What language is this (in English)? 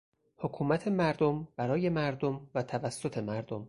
Persian